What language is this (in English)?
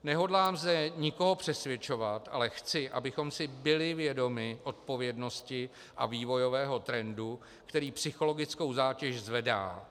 Czech